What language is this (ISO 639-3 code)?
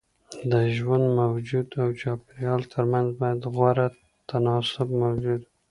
pus